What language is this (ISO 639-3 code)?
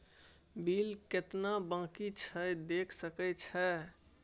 mai